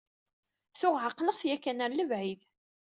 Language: Kabyle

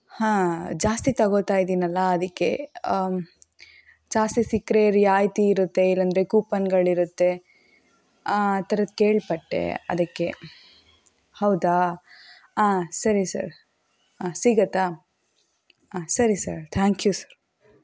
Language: Kannada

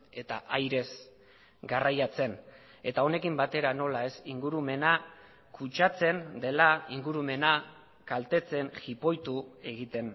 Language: Basque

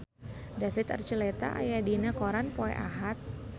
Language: Sundanese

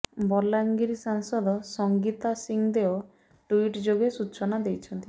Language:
Odia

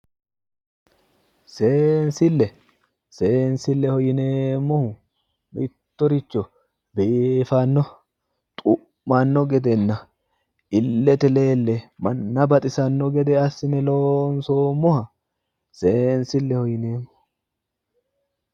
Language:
Sidamo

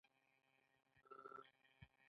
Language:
Pashto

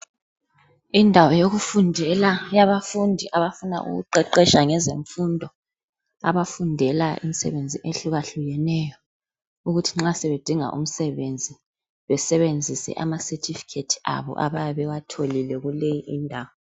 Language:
North Ndebele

